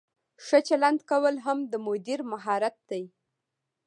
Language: Pashto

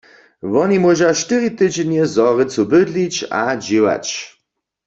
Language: Upper Sorbian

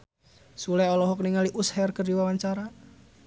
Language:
Sundanese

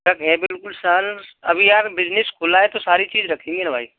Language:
Hindi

